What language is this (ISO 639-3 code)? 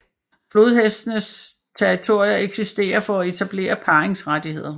dan